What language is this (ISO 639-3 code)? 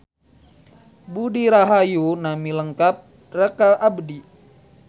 sun